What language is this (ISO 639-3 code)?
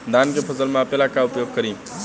bho